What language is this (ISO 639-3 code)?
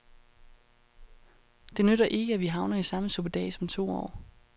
dan